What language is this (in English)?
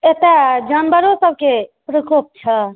Maithili